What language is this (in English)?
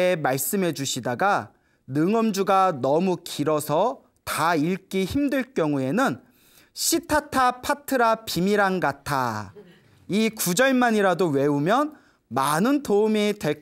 Korean